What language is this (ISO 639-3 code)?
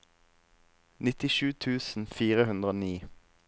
nor